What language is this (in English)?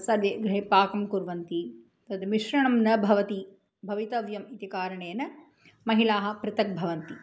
Sanskrit